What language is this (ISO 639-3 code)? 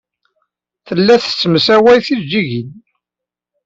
kab